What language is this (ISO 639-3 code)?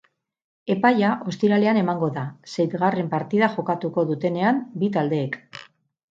eus